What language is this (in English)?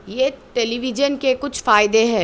Urdu